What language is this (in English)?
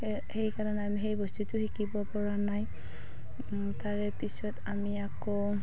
Assamese